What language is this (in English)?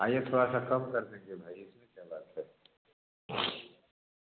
Hindi